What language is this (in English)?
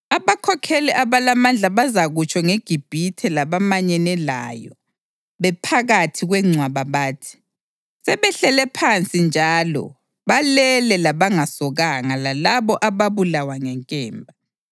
North Ndebele